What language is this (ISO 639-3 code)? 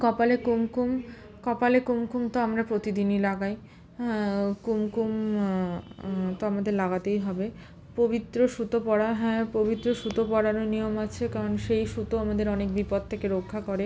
ben